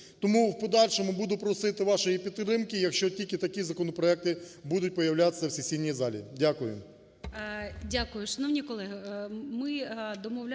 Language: Ukrainian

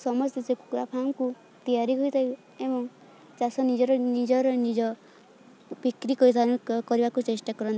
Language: Odia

